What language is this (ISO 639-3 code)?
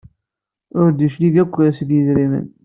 kab